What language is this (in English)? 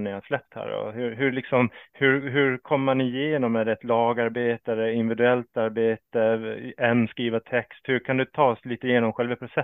Swedish